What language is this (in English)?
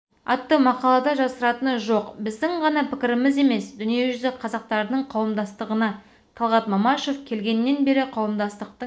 Kazakh